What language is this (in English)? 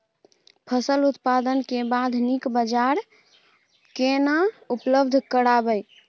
Maithili